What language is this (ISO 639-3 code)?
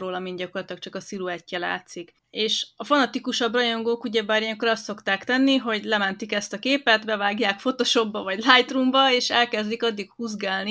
hun